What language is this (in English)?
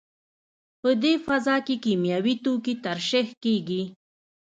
Pashto